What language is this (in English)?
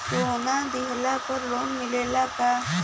Bhojpuri